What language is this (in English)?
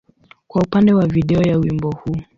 Swahili